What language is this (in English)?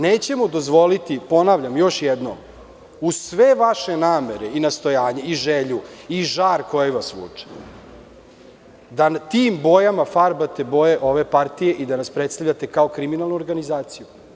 Serbian